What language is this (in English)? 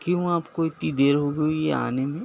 Urdu